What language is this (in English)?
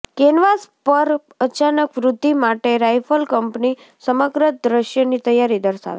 Gujarati